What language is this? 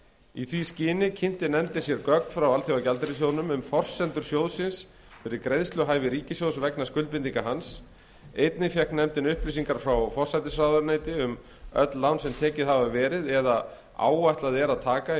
Icelandic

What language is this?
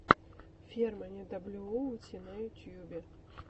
Russian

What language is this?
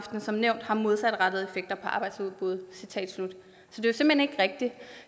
Danish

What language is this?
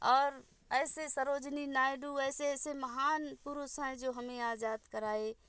Hindi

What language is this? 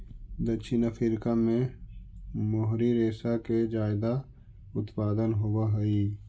Magahi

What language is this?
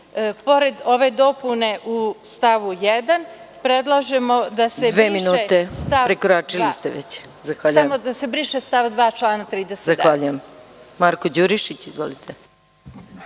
Serbian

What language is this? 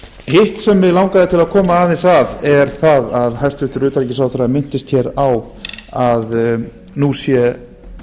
Icelandic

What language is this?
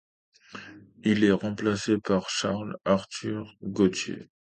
French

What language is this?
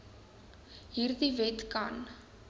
Afrikaans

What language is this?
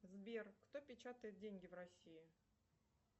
Russian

